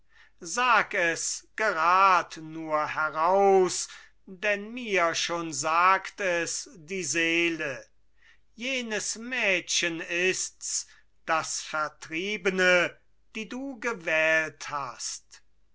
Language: German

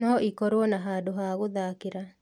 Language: Kikuyu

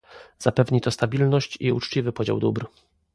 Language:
Polish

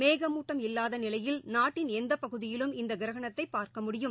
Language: Tamil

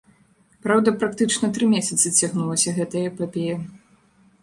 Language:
Belarusian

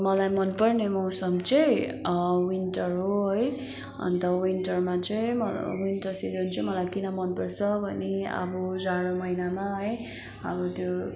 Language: Nepali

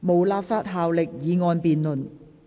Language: Cantonese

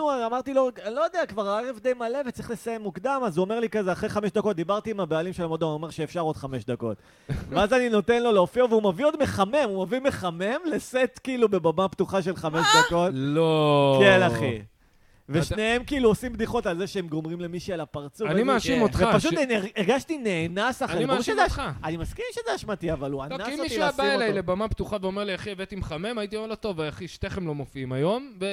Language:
Hebrew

